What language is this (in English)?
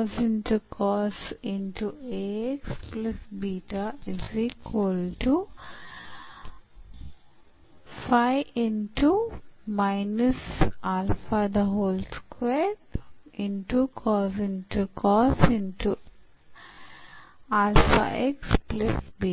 Kannada